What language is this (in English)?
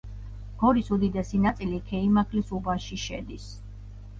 Georgian